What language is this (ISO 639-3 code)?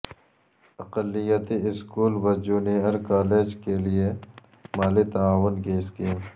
urd